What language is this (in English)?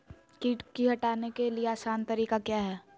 Magahi